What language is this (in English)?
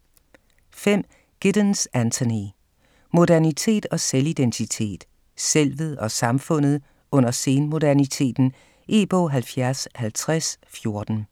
Danish